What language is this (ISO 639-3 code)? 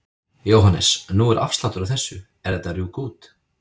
isl